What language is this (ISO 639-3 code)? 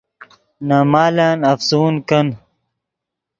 ydg